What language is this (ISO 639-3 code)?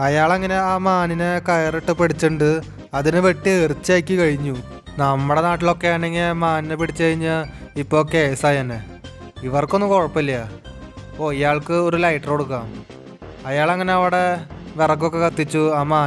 tur